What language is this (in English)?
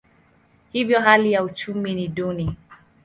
Swahili